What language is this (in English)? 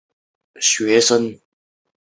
Chinese